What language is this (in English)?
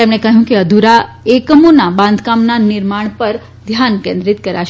Gujarati